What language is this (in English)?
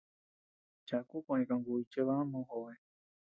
Tepeuxila Cuicatec